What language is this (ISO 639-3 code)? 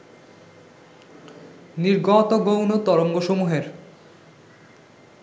ben